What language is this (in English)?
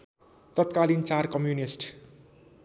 Nepali